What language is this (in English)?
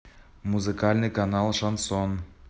Russian